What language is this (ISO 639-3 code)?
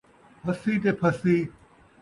skr